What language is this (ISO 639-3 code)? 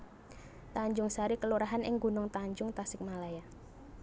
jav